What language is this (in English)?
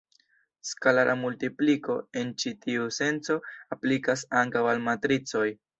Esperanto